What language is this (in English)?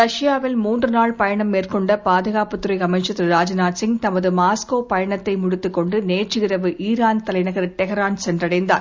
Tamil